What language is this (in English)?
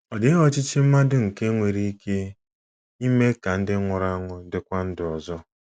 Igbo